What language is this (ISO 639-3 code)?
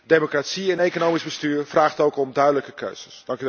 nld